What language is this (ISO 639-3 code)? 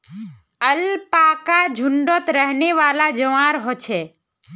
mag